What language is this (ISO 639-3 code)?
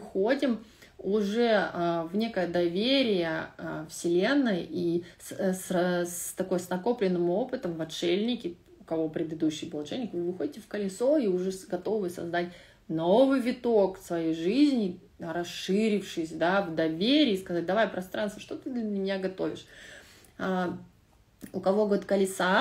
rus